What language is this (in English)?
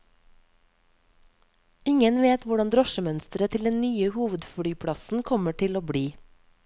Norwegian